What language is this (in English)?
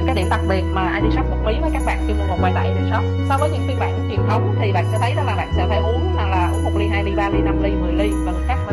Vietnamese